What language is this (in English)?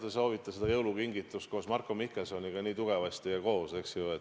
Estonian